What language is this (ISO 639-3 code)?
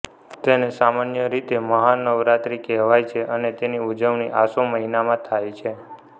guj